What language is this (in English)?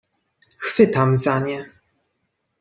Polish